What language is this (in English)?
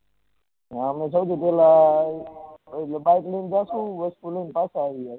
Gujarati